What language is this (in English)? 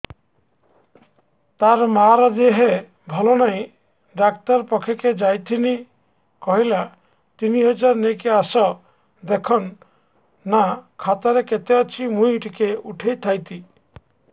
Odia